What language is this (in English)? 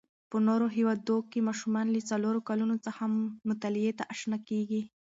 Pashto